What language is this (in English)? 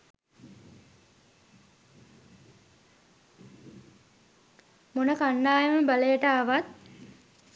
Sinhala